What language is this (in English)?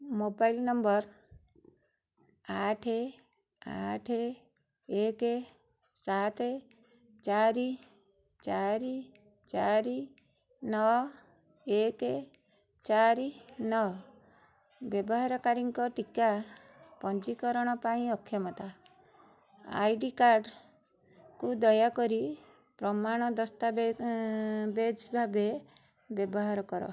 Odia